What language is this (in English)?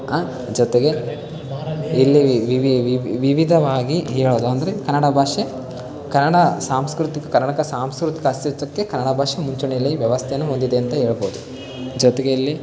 Kannada